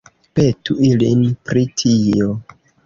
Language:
Esperanto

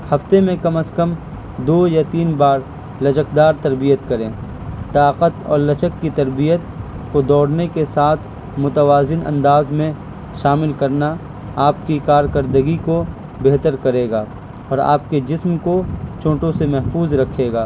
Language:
Urdu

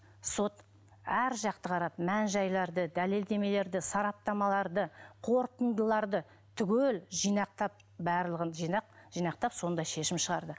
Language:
Kazakh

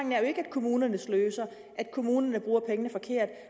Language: Danish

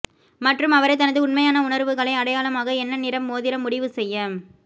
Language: Tamil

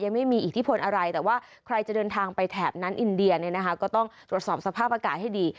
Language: Thai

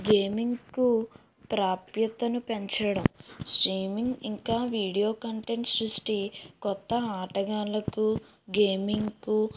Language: Telugu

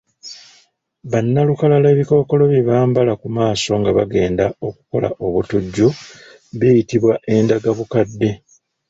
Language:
Ganda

